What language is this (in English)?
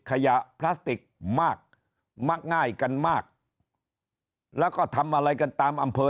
Thai